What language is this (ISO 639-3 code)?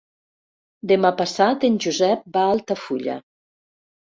cat